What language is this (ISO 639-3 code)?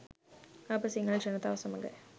sin